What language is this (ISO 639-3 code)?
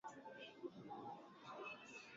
swa